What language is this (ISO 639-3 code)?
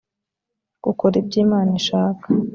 kin